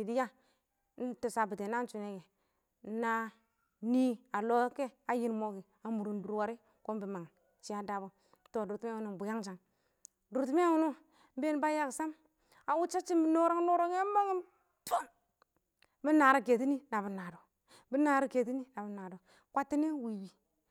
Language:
Awak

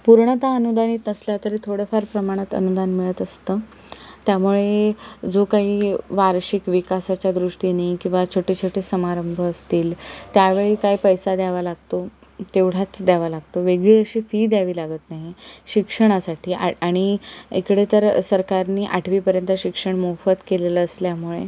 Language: Marathi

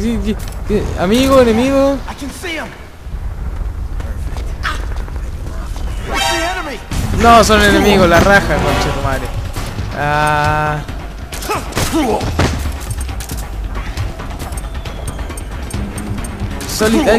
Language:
Spanish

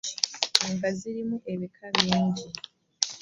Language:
Ganda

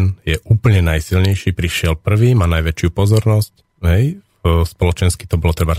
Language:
Slovak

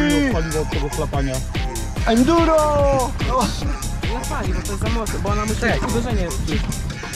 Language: Polish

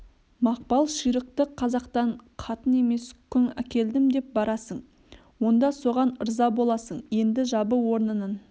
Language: Kazakh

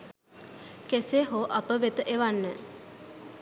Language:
Sinhala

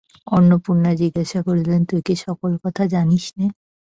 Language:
Bangla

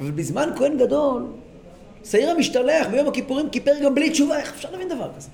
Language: Hebrew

